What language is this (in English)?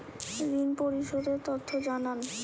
Bangla